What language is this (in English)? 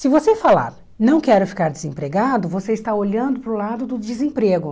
Portuguese